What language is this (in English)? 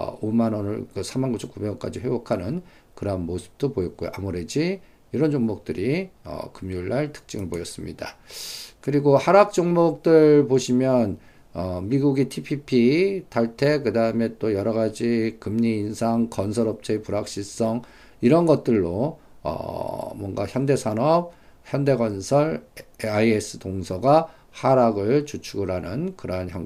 Korean